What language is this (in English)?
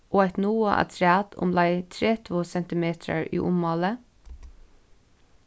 Faroese